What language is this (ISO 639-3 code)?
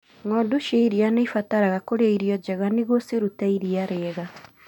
kik